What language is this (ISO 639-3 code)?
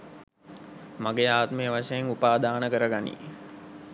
sin